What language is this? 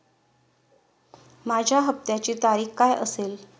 Marathi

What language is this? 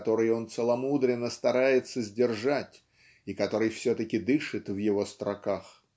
Russian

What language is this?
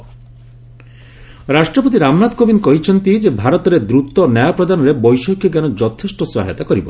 Odia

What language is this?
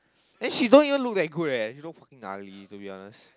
English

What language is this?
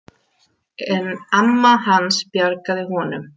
Icelandic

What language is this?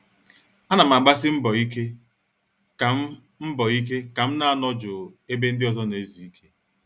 Igbo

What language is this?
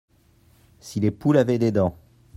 French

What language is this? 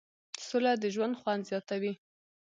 Pashto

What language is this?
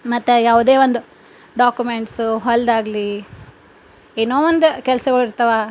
Kannada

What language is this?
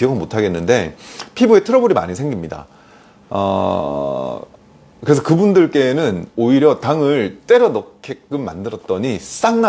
Korean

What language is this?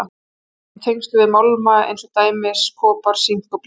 Icelandic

